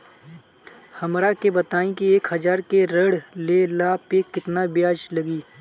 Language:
Bhojpuri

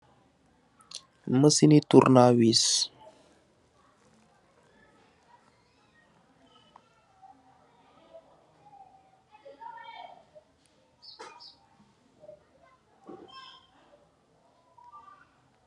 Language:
Wolof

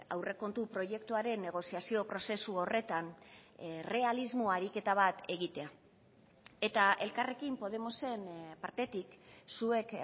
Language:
Basque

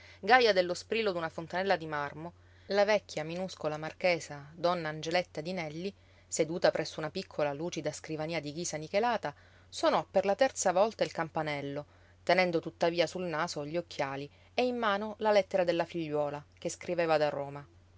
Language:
Italian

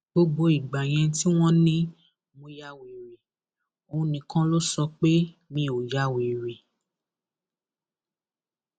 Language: Yoruba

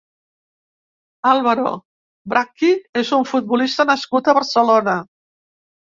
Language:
Catalan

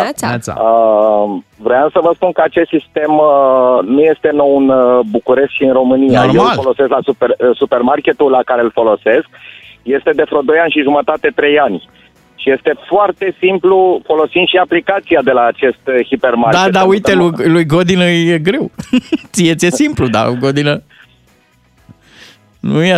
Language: Romanian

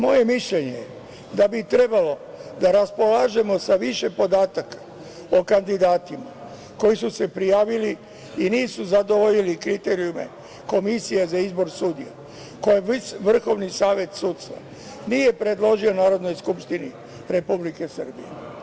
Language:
Serbian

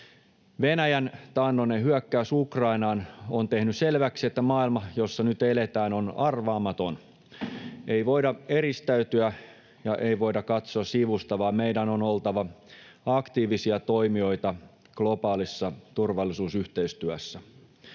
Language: Finnish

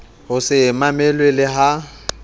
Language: Southern Sotho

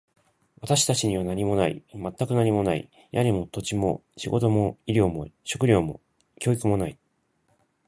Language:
Japanese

